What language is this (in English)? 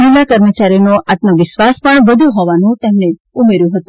Gujarati